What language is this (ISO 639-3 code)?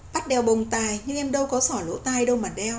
vie